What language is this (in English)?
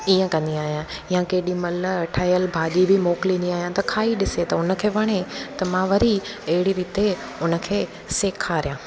Sindhi